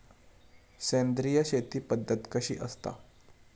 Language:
Marathi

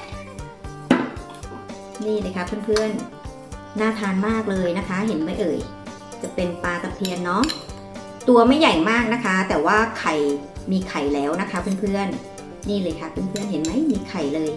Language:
Thai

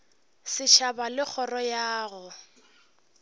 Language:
Northern Sotho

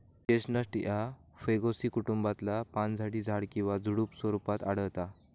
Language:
Marathi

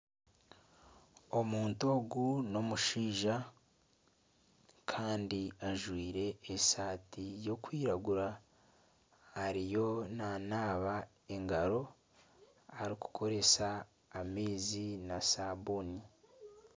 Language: Nyankole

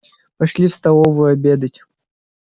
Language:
Russian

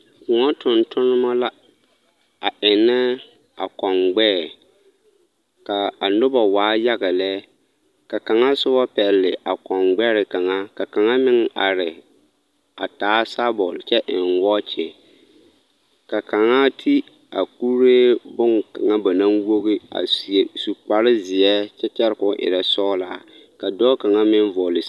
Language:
Southern Dagaare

